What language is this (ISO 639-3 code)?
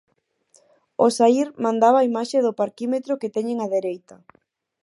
glg